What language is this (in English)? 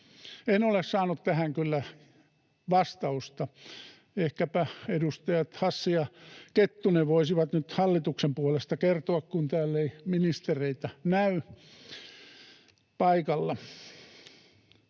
Finnish